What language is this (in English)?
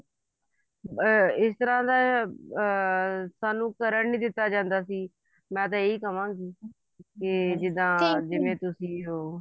Punjabi